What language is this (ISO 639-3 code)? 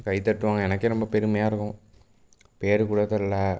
tam